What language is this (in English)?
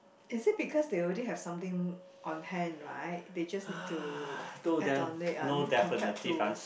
English